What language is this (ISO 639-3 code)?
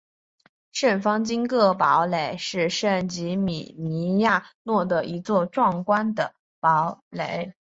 zho